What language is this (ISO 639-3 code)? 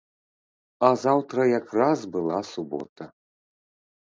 bel